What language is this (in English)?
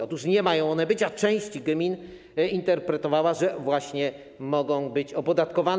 Polish